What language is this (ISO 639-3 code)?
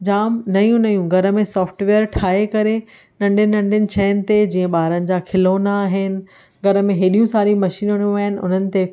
snd